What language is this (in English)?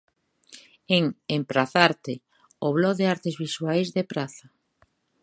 Galician